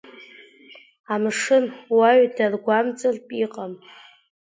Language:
Abkhazian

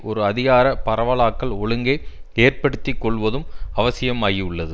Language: Tamil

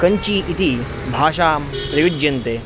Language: Sanskrit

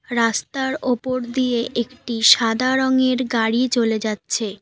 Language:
Bangla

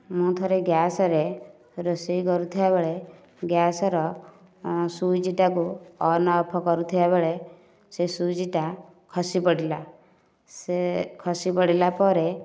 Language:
Odia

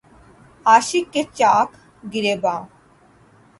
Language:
Urdu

